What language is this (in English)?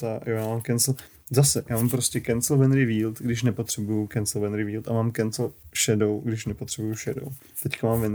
Czech